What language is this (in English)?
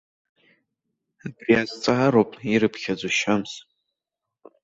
Abkhazian